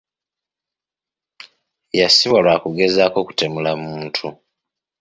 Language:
Ganda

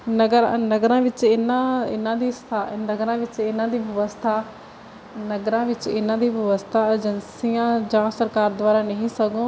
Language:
Punjabi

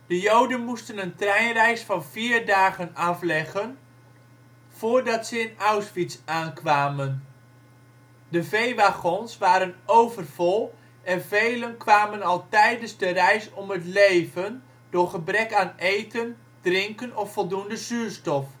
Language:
Dutch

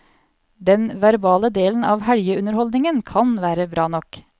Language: Norwegian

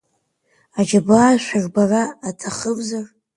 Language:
Abkhazian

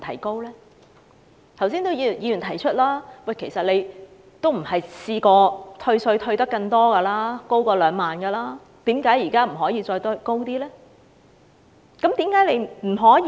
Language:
Cantonese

